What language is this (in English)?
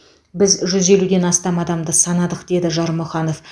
Kazakh